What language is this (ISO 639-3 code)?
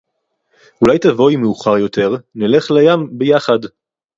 heb